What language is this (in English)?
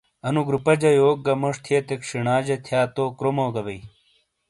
Shina